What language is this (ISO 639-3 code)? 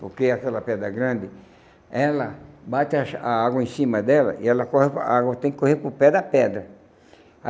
por